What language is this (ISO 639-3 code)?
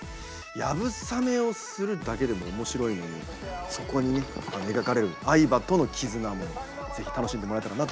jpn